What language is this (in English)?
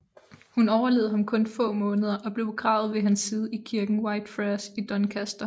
Danish